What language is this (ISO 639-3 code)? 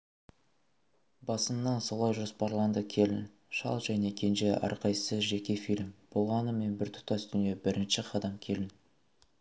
kaz